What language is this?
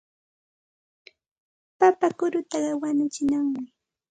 Santa Ana de Tusi Pasco Quechua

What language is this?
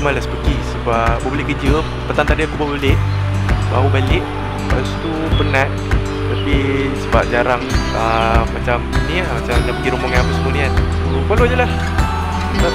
Malay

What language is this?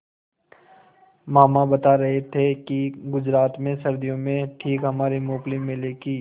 Hindi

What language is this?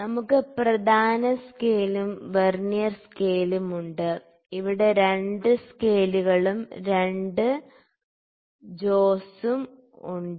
Malayalam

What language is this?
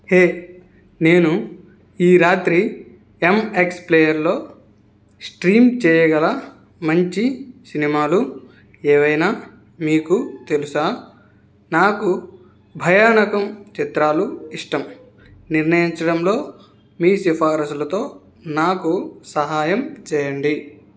Telugu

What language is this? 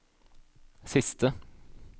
Norwegian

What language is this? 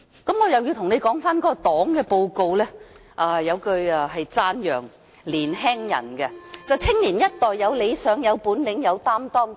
Cantonese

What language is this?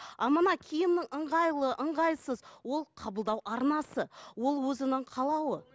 Kazakh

